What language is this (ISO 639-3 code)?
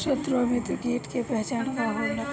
bho